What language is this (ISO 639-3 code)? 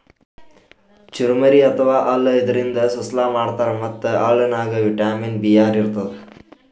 kan